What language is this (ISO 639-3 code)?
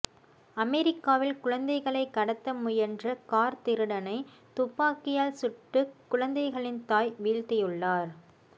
tam